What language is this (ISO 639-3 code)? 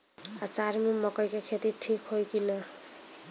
bho